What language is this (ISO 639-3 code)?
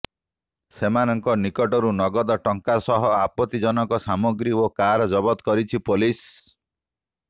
ori